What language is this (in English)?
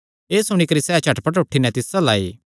Kangri